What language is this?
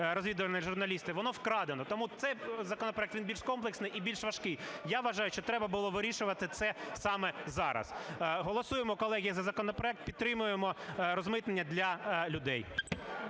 Ukrainian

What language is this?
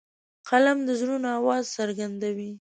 Pashto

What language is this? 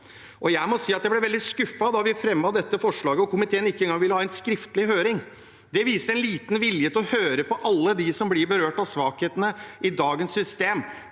Norwegian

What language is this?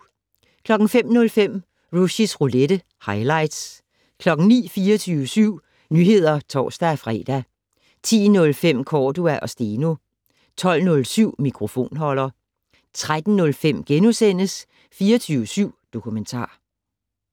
Danish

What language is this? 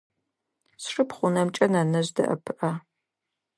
Adyghe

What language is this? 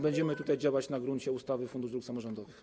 Polish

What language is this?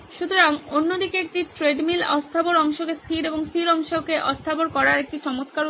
Bangla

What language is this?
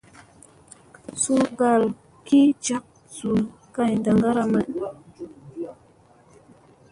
Musey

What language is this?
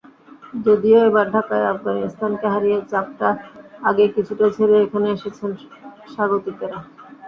Bangla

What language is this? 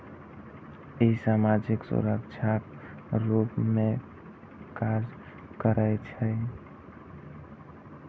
Maithili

